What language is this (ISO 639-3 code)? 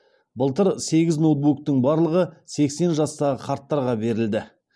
kaz